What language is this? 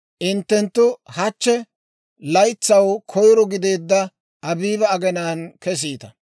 Dawro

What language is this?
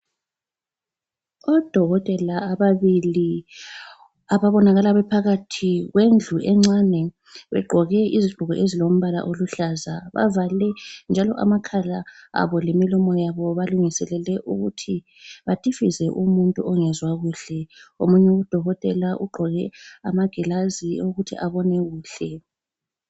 North Ndebele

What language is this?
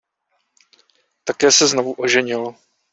Czech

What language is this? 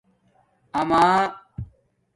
Domaaki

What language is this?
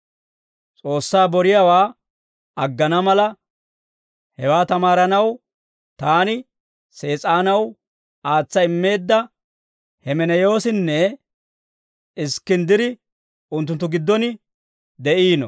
Dawro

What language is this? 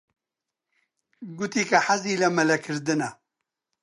Central Kurdish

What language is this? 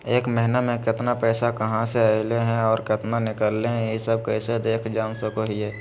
Magahi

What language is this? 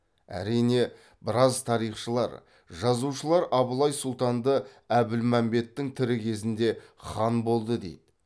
Kazakh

